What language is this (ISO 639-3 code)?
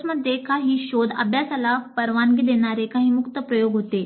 mar